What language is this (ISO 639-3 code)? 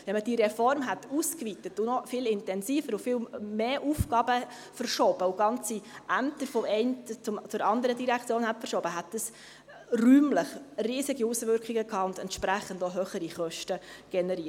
gsw